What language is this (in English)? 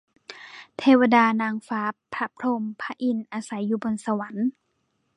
Thai